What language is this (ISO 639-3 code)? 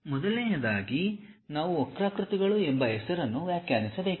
kan